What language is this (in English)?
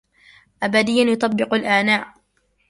Arabic